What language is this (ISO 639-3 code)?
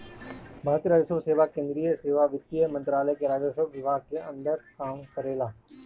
bho